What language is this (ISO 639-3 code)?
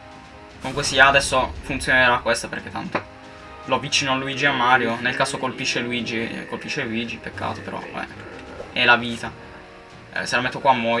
ita